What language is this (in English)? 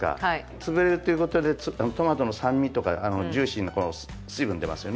Japanese